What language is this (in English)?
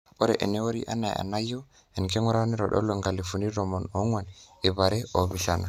Masai